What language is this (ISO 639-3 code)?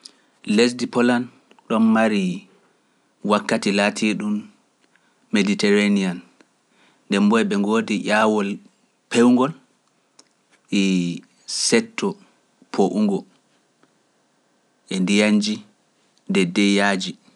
fuf